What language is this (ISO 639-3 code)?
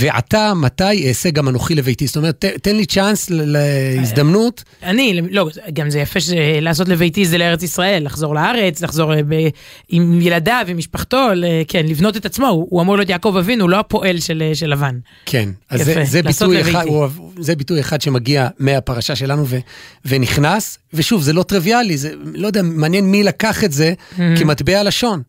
heb